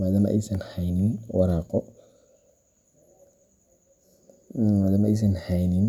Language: Somali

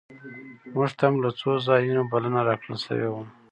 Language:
Pashto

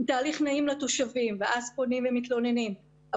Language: Hebrew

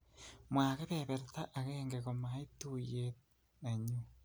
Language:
Kalenjin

